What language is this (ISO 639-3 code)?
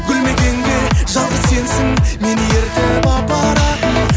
kaz